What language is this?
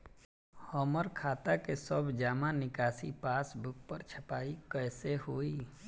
Bhojpuri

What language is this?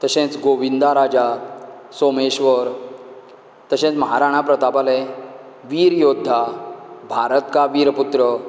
Konkani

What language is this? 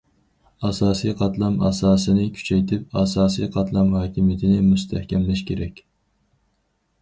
Uyghur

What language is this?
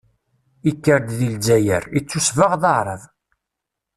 Kabyle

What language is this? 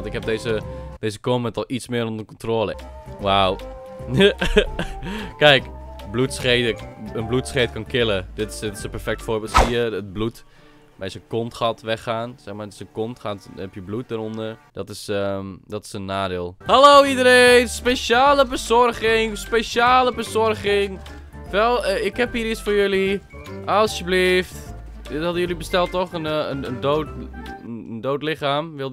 Dutch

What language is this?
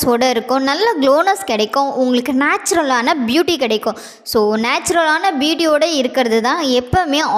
Indonesian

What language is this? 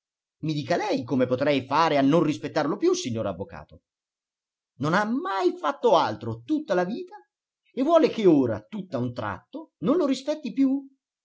Italian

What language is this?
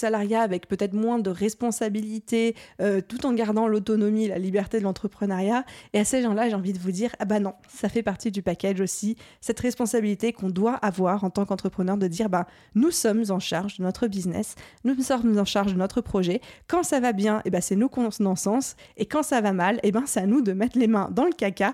French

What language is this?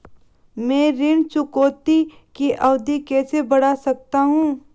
Hindi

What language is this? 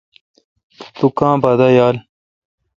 Kalkoti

